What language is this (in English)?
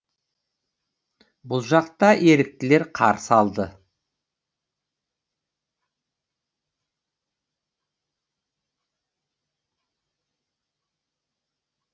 Kazakh